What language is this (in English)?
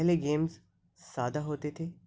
Urdu